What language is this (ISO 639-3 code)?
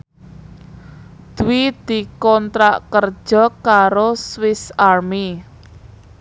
jav